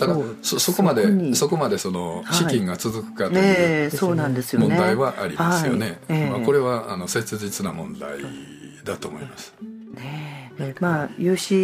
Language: Japanese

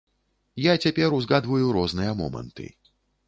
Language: Belarusian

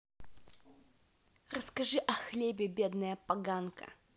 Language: Russian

